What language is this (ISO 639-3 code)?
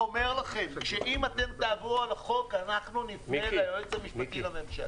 heb